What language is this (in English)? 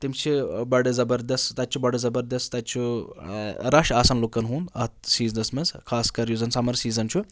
Kashmiri